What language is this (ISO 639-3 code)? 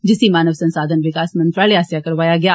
doi